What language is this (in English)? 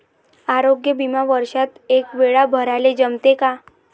Marathi